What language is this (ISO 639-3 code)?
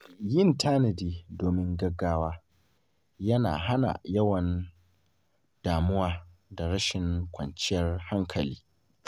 hau